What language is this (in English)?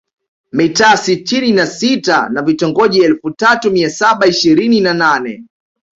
Swahili